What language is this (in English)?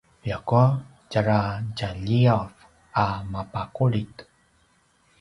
Paiwan